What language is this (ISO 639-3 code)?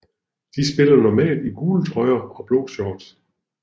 dan